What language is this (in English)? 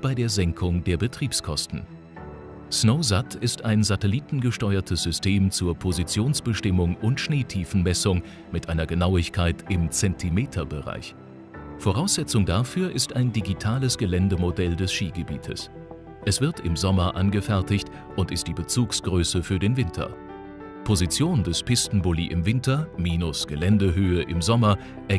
German